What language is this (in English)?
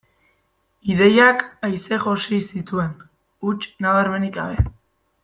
Basque